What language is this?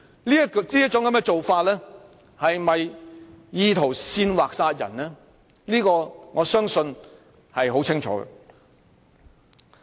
Cantonese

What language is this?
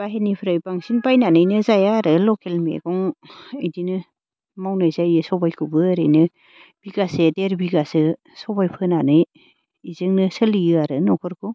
Bodo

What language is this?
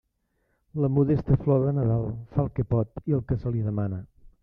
Catalan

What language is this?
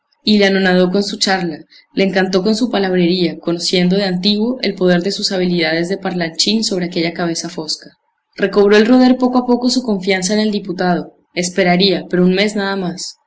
Spanish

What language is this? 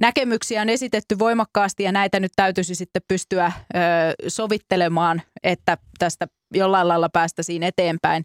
Finnish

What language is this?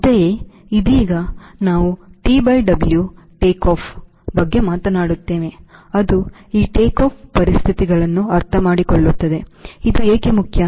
Kannada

